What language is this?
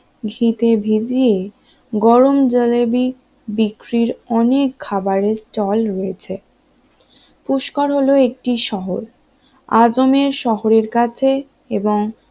Bangla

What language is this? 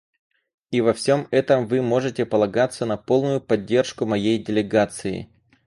Russian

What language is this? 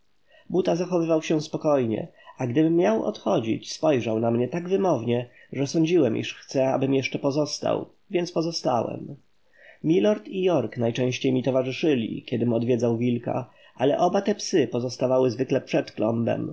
Polish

